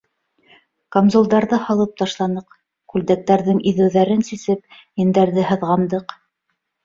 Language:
Bashkir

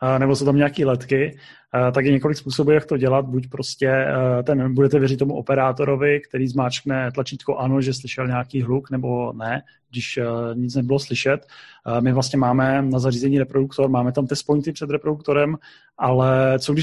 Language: Czech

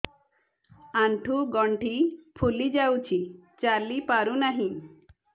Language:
Odia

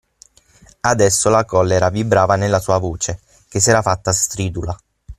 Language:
Italian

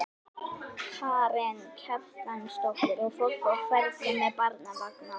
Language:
Icelandic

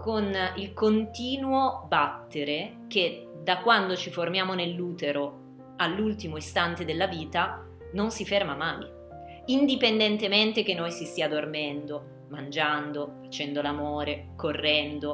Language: Italian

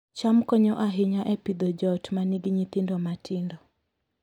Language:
Luo (Kenya and Tanzania)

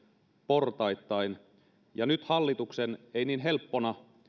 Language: Finnish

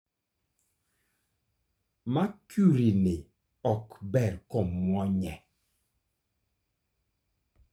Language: Luo (Kenya and Tanzania)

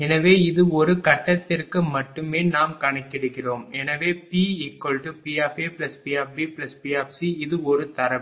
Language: Tamil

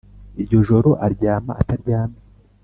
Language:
Kinyarwanda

